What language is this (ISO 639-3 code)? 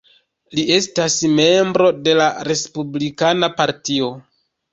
epo